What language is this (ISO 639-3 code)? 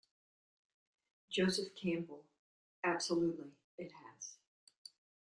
eng